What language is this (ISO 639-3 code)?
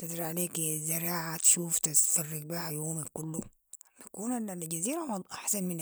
apd